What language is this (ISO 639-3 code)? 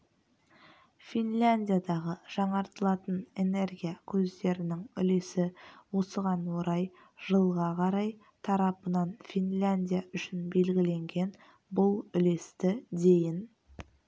kaz